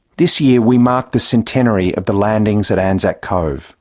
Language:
English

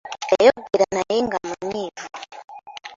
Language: Ganda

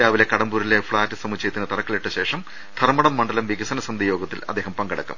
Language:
Malayalam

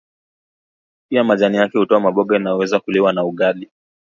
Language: Swahili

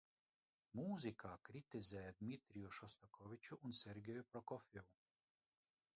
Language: Latvian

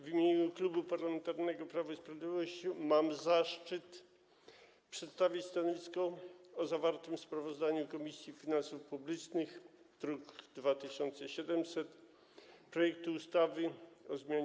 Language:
Polish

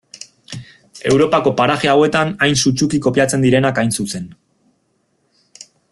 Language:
Basque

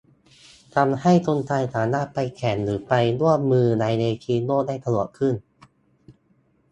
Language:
Thai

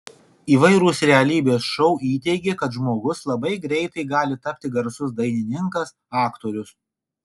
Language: Lithuanian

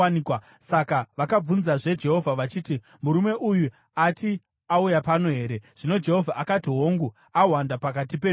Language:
Shona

